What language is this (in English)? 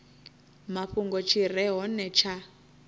Venda